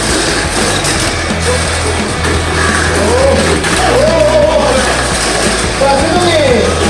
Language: Korean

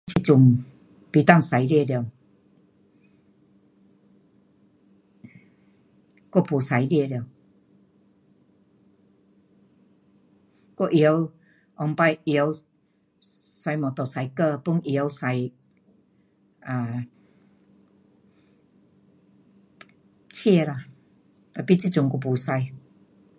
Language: Pu-Xian Chinese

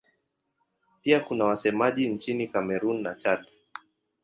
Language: Swahili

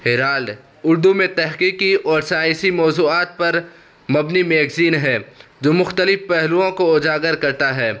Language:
Urdu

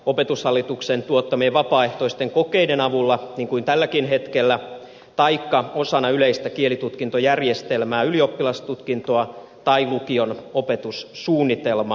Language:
Finnish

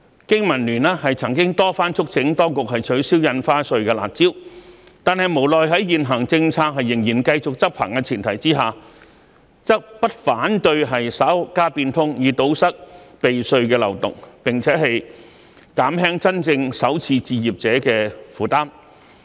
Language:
Cantonese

